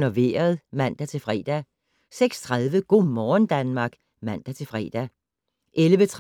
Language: Danish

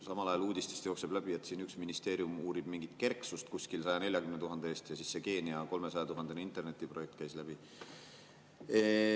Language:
Estonian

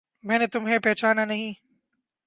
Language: Urdu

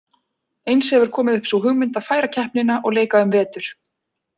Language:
Icelandic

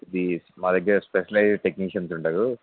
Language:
Telugu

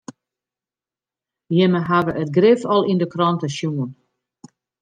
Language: Western Frisian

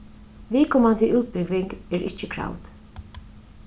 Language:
Faroese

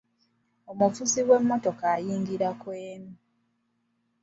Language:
Ganda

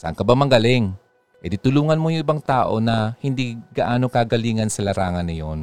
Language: Filipino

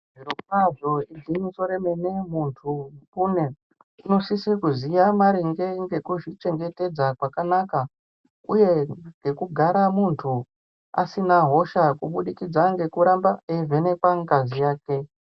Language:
Ndau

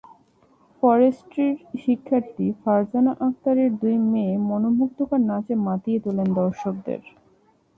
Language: Bangla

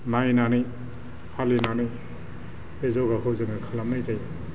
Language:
Bodo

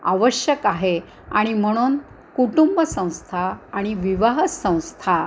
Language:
Marathi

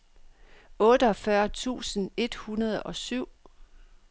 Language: Danish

